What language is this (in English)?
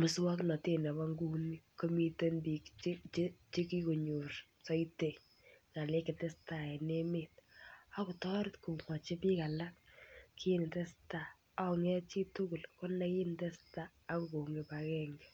Kalenjin